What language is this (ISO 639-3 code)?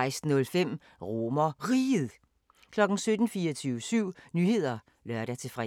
dan